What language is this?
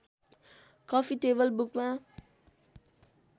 Nepali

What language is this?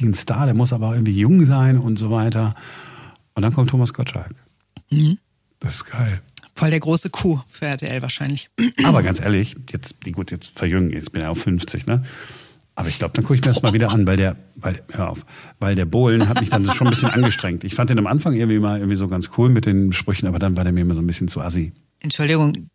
German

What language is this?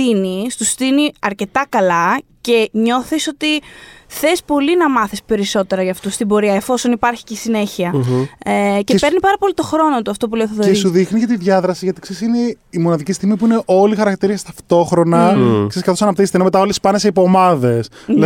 Greek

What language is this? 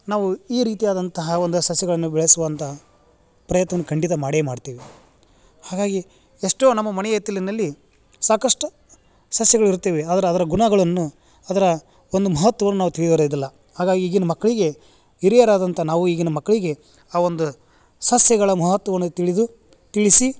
Kannada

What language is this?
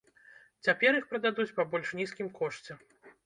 Belarusian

